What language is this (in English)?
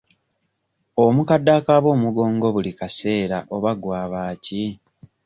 Ganda